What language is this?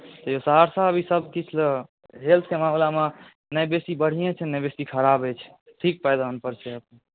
Maithili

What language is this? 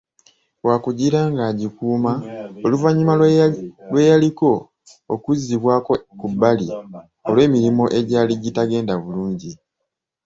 Ganda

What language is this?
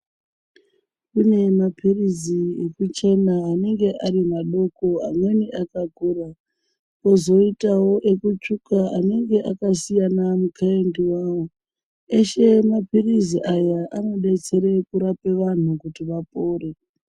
Ndau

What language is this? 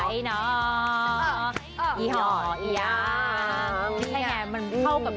Thai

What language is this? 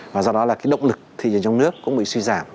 Vietnamese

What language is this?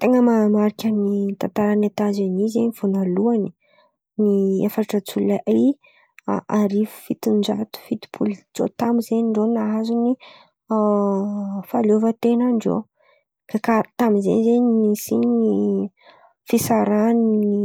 Antankarana Malagasy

